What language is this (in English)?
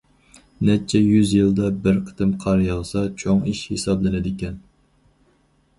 Uyghur